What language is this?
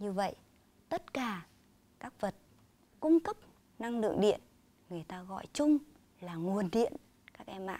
Vietnamese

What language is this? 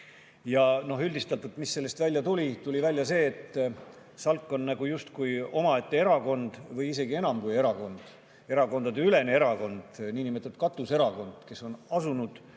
Estonian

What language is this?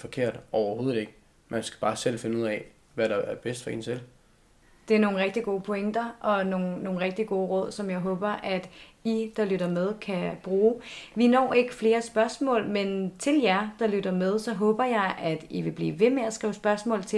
Danish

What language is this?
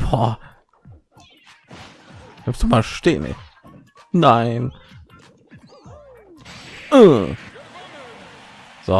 German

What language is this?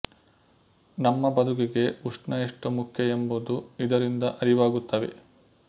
Kannada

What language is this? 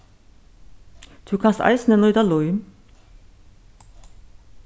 Faroese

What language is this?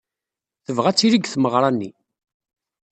Kabyle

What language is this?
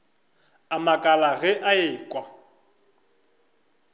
Northern Sotho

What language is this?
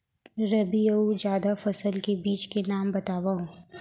Chhattisgarhi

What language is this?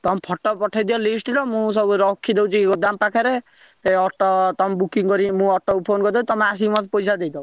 Odia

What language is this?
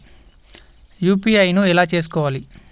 Telugu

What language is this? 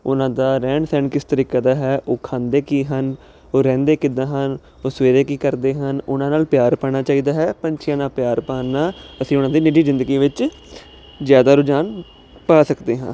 Punjabi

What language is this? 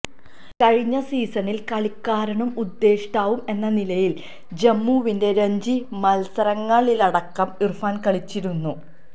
Malayalam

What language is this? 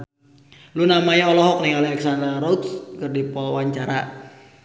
Sundanese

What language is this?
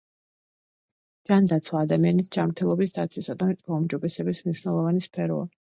Georgian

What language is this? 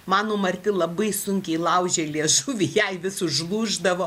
Lithuanian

